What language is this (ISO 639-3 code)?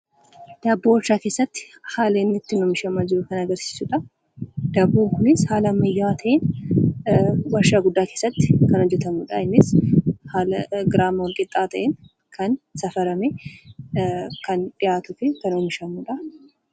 orm